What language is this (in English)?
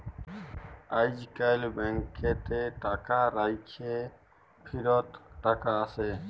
Bangla